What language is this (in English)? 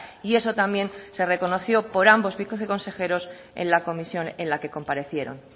Spanish